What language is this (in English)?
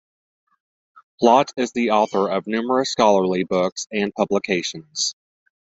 English